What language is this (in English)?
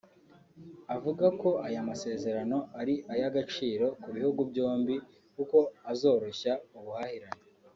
Kinyarwanda